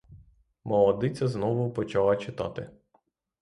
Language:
Ukrainian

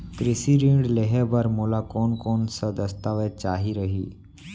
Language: Chhattisgarhi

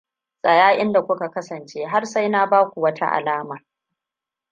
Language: Hausa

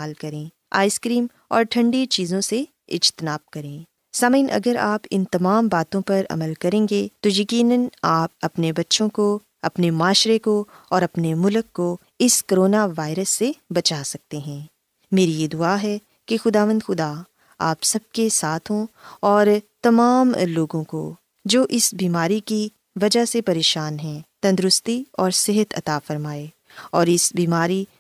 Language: Urdu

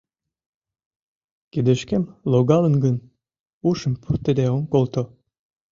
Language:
Mari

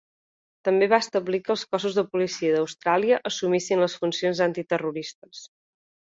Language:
Catalan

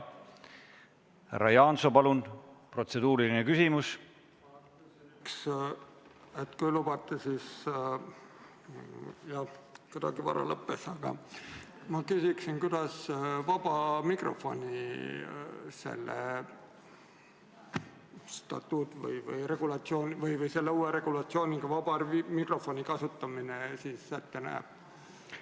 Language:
Estonian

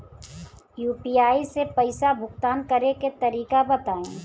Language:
Bhojpuri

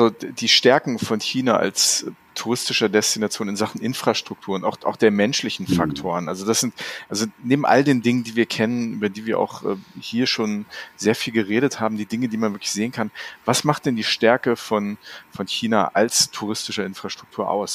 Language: German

